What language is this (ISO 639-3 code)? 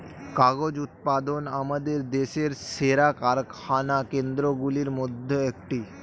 ben